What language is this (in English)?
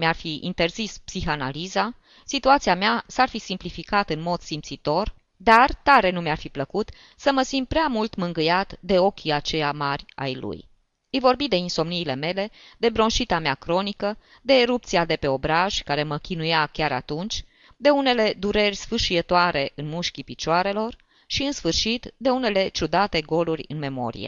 Romanian